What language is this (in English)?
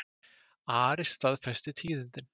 Icelandic